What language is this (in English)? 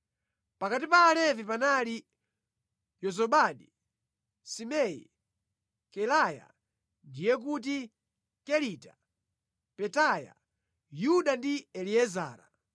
Nyanja